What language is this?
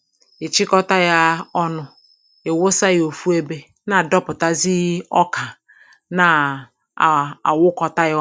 Igbo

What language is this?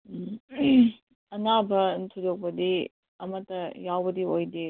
Manipuri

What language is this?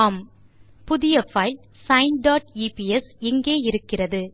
Tamil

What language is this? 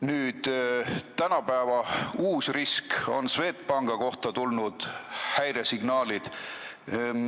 Estonian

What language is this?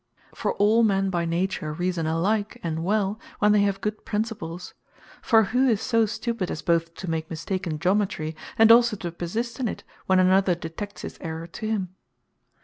English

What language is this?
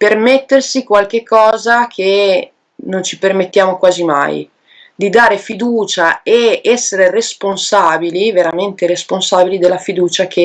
Italian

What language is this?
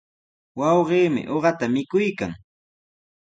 Sihuas Ancash Quechua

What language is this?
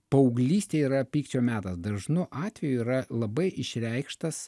Lithuanian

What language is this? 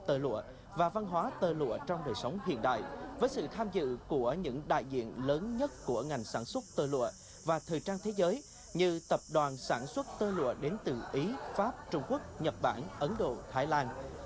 Vietnamese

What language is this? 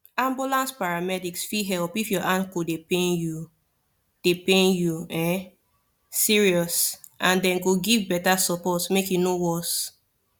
Nigerian Pidgin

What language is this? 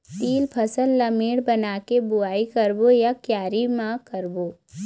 Chhattisgarhi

